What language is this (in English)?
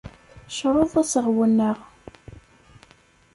Kabyle